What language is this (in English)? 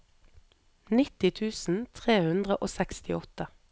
Norwegian